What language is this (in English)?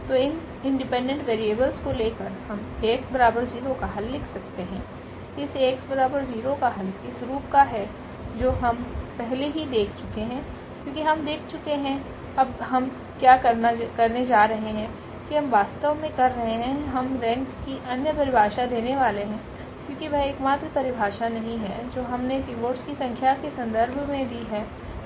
Hindi